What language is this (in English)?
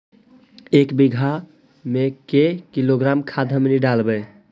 Magahi